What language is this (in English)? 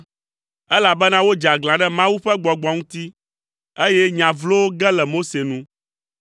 Ewe